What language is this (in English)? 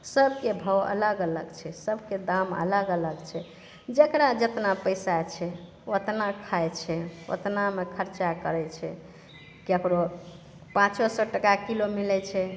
Maithili